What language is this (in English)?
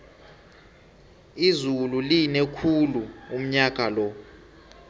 South Ndebele